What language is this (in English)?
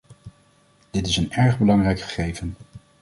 Dutch